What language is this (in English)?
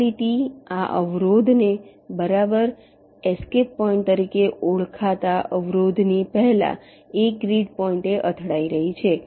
Gujarati